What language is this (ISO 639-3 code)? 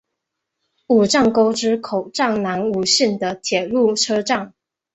zho